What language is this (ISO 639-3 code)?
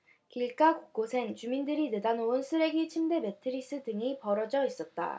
kor